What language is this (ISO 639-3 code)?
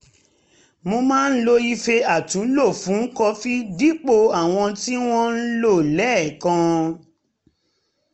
yor